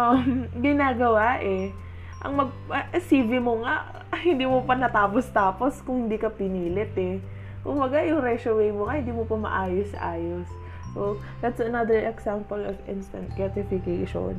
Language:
Filipino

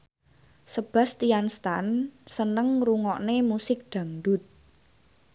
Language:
Javanese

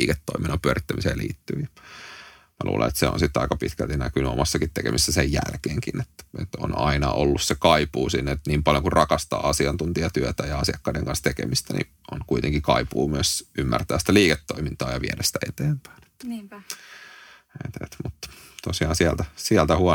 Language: Finnish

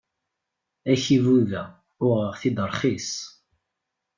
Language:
Kabyle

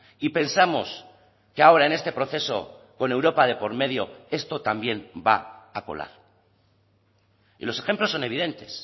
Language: Spanish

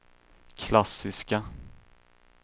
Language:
Swedish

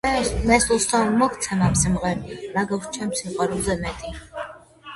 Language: Georgian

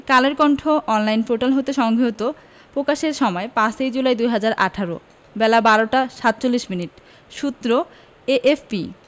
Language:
Bangla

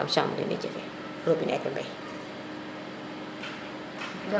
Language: Serer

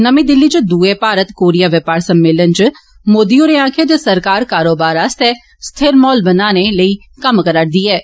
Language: Dogri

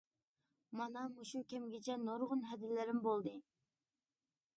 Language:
Uyghur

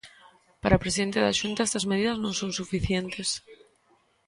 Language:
Galician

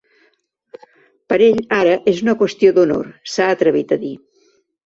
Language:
Catalan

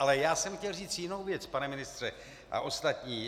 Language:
Czech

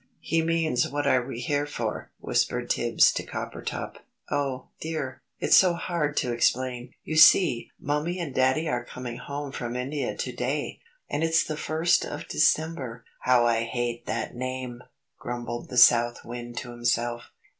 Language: English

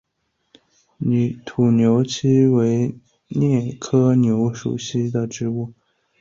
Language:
Chinese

